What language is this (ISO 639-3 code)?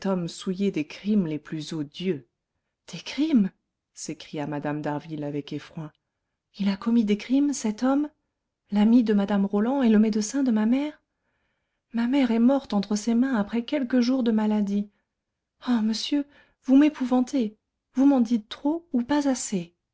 fra